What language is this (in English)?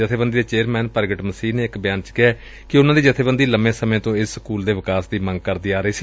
Punjabi